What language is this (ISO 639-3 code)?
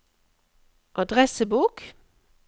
nor